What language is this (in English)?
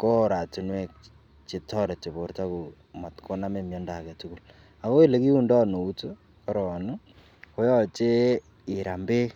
Kalenjin